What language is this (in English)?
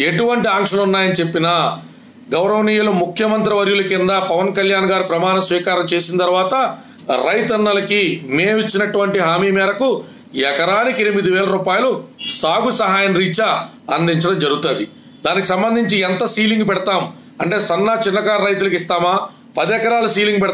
Telugu